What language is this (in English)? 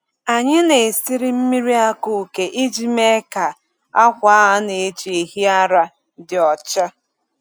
Igbo